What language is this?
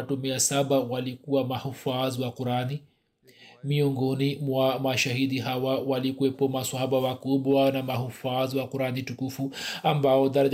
Swahili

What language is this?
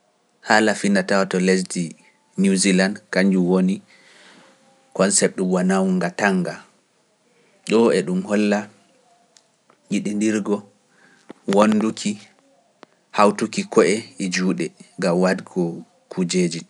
Pular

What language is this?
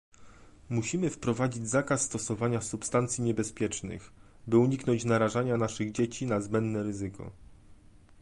Polish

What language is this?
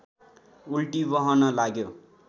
Nepali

